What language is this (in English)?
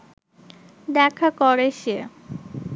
Bangla